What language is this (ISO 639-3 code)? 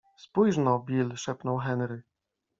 pol